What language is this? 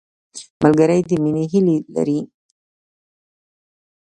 Pashto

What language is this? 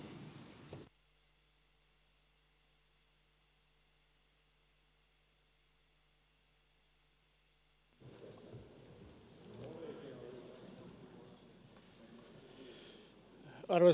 Finnish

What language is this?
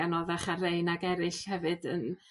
Welsh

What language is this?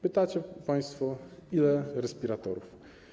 Polish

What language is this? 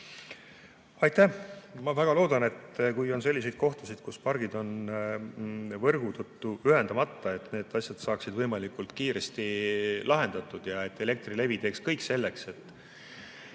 Estonian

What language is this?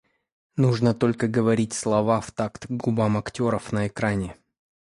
Russian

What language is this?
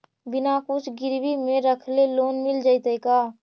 Magahi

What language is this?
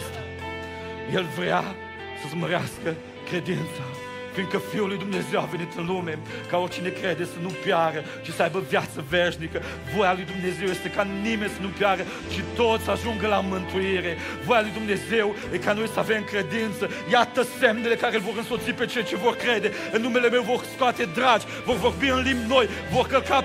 Romanian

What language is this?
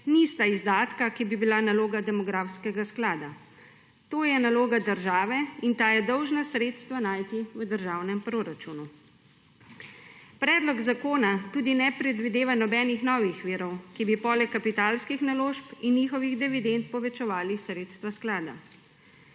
Slovenian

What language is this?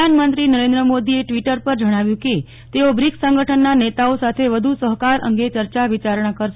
Gujarati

